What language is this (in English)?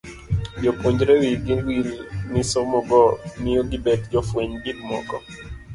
Luo (Kenya and Tanzania)